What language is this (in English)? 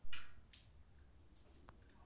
Maithili